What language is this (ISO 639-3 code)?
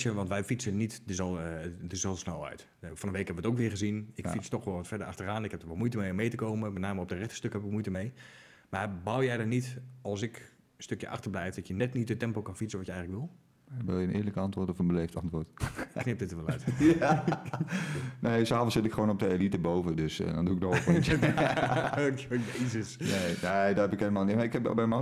nld